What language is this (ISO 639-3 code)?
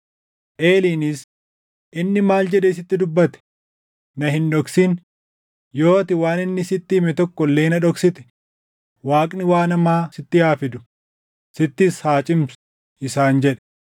orm